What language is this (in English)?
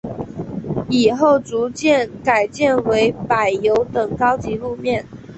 Chinese